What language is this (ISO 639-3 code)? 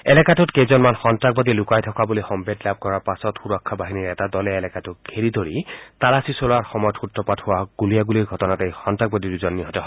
asm